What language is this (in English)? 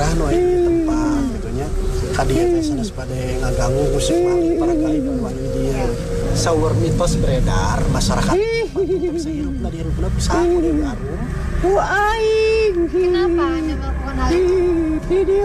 Indonesian